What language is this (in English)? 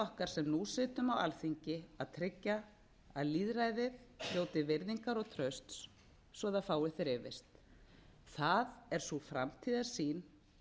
Icelandic